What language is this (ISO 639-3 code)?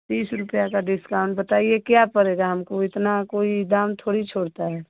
hin